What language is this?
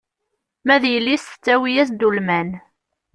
Kabyle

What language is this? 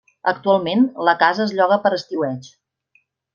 Catalan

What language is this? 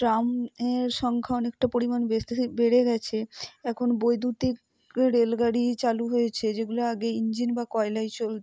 Bangla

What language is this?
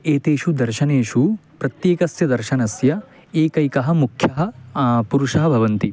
Sanskrit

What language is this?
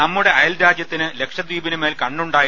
Malayalam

